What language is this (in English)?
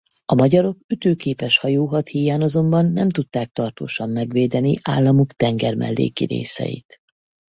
Hungarian